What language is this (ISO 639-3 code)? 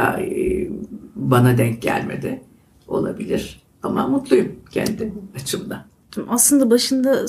tur